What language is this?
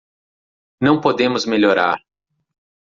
Portuguese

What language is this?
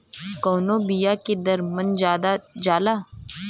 Bhojpuri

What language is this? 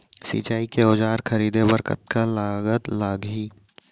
Chhattisgarhi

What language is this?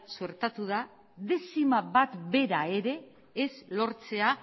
Basque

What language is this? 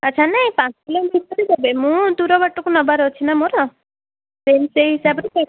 Odia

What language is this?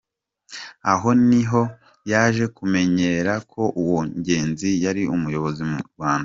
Kinyarwanda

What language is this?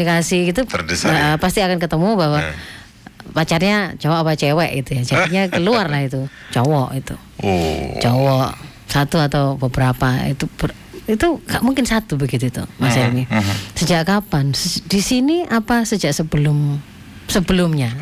Indonesian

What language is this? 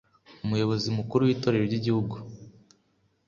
Kinyarwanda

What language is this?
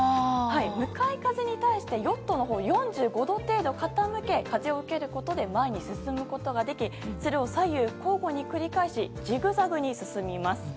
Japanese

